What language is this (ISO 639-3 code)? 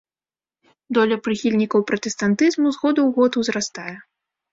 bel